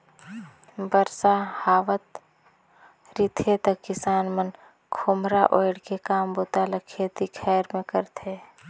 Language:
Chhattisgarhi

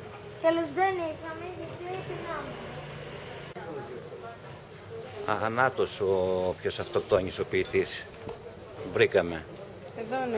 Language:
Greek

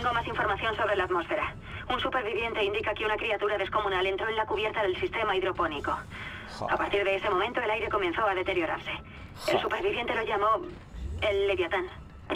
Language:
Spanish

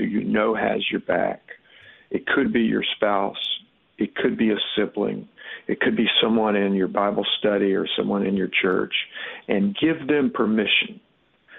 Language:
English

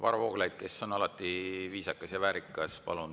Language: Estonian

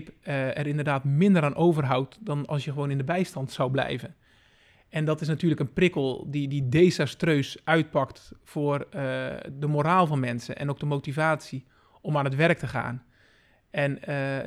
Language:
Dutch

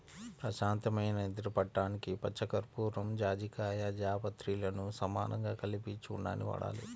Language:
Telugu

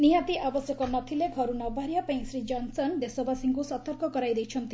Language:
Odia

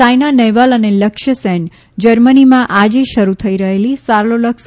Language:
Gujarati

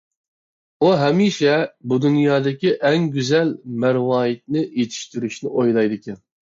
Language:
Uyghur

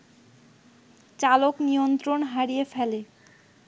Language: Bangla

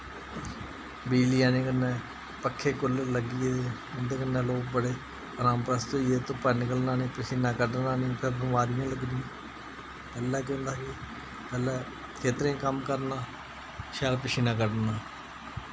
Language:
Dogri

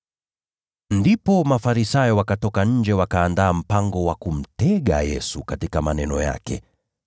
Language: Swahili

